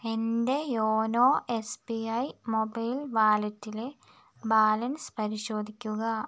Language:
Malayalam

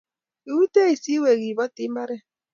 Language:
Kalenjin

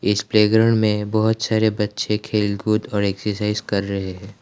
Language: Hindi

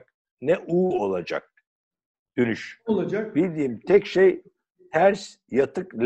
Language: Turkish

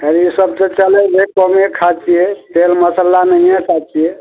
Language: Maithili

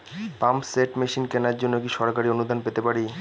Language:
Bangla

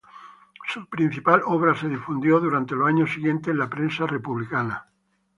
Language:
Spanish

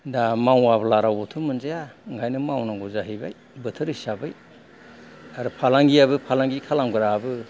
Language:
Bodo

